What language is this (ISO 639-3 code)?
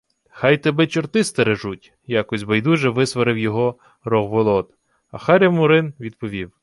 ukr